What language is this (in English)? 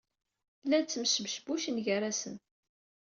Kabyle